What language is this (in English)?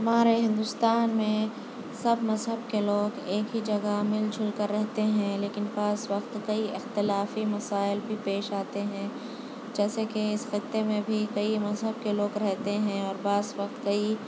Urdu